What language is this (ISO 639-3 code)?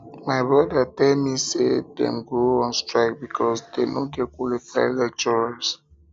pcm